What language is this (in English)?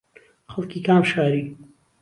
Central Kurdish